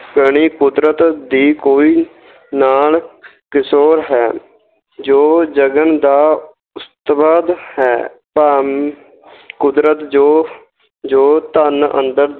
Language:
Punjabi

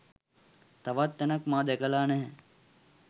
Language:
Sinhala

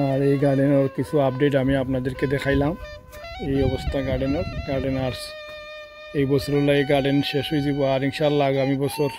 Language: Romanian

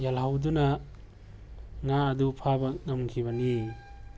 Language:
Manipuri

